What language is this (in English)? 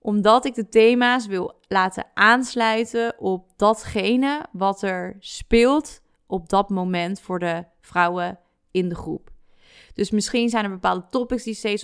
Dutch